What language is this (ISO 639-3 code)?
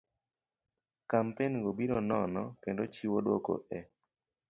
luo